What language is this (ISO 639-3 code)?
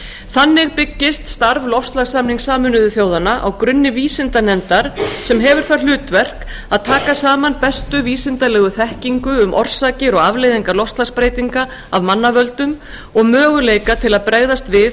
isl